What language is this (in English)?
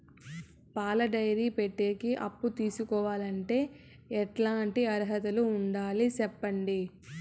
Telugu